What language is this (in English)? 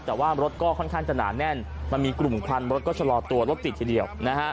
Thai